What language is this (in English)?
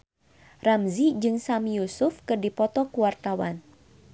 Sundanese